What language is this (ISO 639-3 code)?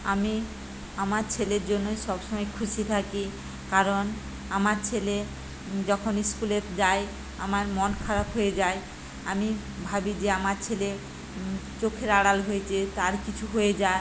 ben